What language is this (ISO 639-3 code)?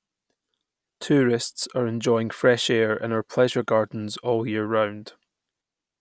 eng